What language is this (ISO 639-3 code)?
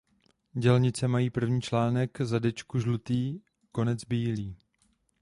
ces